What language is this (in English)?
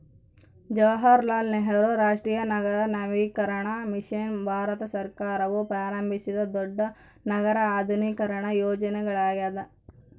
Kannada